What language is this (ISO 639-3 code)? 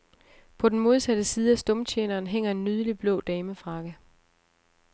dan